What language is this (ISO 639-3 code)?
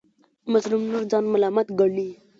pus